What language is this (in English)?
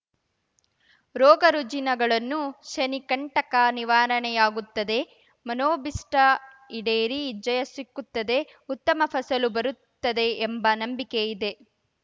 Kannada